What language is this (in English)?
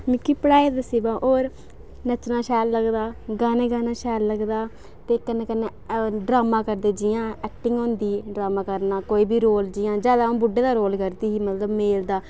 Dogri